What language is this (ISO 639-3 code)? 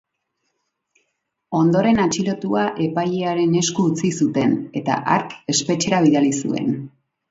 eus